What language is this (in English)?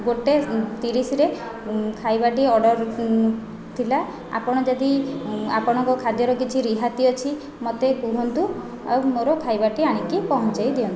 Odia